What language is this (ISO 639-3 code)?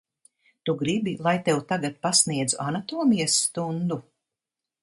lav